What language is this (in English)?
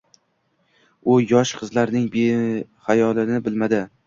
Uzbek